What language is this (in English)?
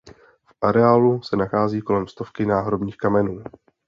Czech